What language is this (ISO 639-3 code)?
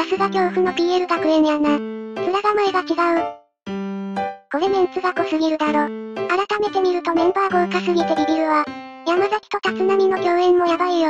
jpn